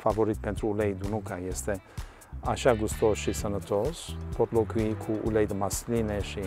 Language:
Romanian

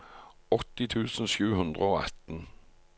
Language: Norwegian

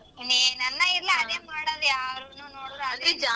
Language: Kannada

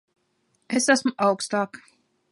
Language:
Latvian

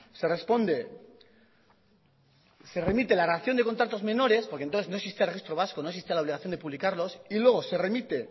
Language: Spanish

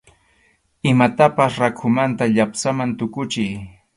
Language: Arequipa-La Unión Quechua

